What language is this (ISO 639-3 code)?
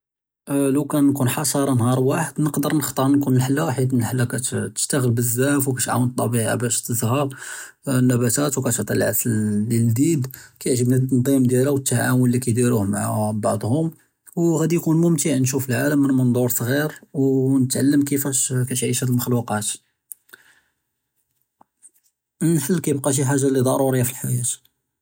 jrb